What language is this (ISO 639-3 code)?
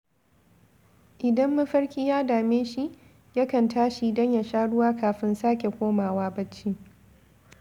hau